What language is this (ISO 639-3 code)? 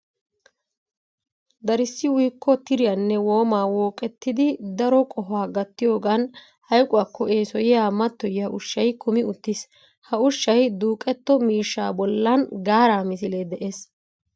wal